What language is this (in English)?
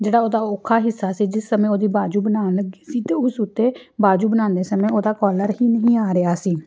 Punjabi